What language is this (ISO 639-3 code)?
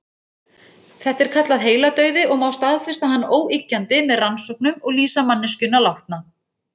isl